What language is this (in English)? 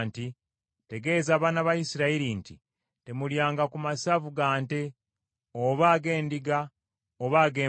Ganda